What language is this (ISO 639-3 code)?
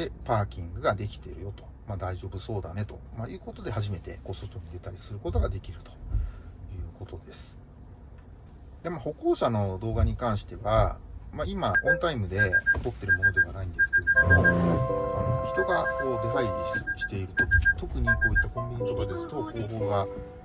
jpn